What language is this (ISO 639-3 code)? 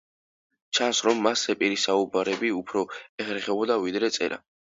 kat